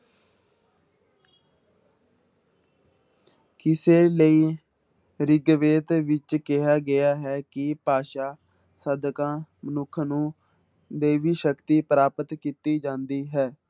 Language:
Punjabi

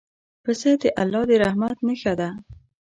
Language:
Pashto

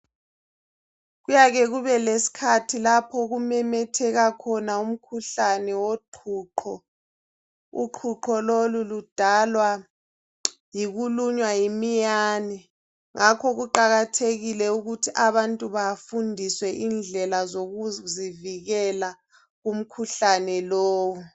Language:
North Ndebele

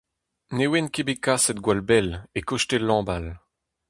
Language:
Breton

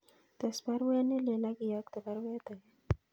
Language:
Kalenjin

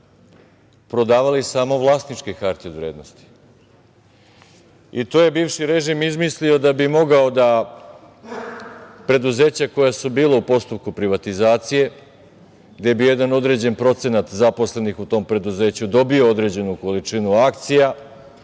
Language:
Serbian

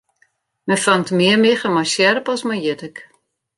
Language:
Western Frisian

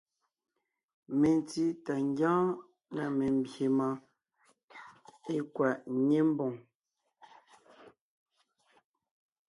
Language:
Ngiemboon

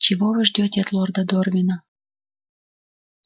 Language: Russian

